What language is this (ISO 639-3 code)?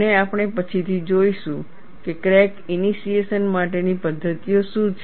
guj